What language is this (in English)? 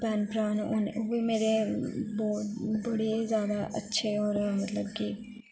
Dogri